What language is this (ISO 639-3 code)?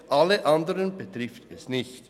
gsw